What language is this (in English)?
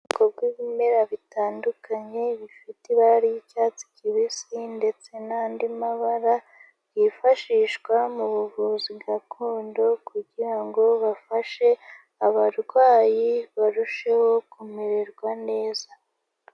Kinyarwanda